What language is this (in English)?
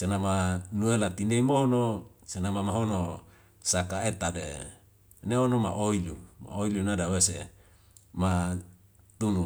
Wemale